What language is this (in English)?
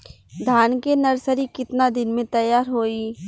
Bhojpuri